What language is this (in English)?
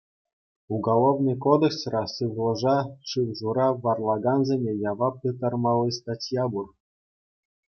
Chuvash